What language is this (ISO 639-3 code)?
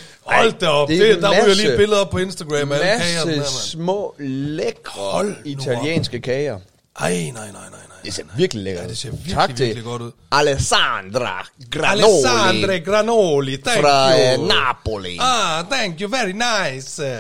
dan